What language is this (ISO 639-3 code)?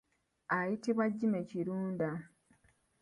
lug